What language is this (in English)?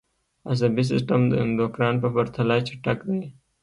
Pashto